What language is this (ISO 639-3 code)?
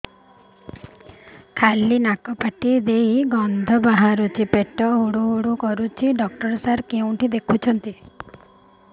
ori